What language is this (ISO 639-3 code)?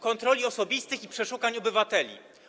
pol